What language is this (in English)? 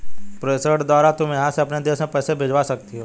Hindi